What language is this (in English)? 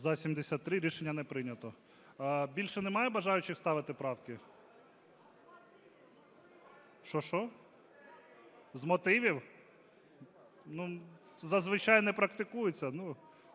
Ukrainian